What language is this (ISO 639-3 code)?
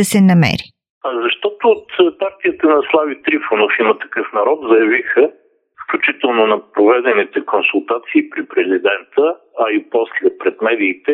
bul